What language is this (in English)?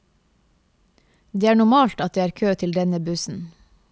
Norwegian